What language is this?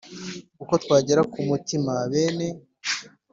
Kinyarwanda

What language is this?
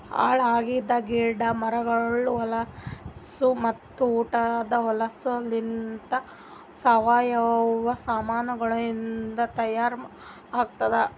Kannada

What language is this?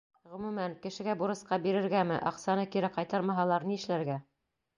Bashkir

